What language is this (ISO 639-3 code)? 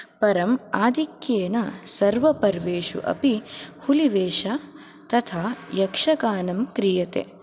san